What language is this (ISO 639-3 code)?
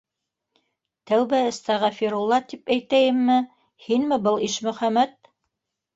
bak